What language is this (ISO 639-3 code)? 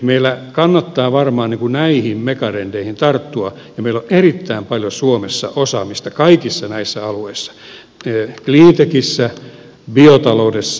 fin